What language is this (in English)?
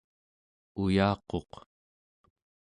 Central Yupik